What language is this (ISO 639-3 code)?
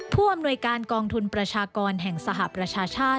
tha